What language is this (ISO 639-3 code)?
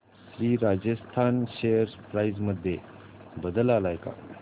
mar